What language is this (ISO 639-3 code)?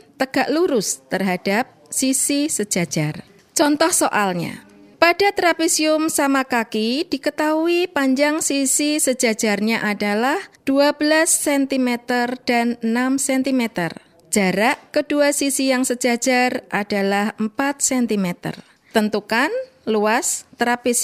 ind